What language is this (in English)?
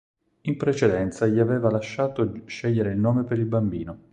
Italian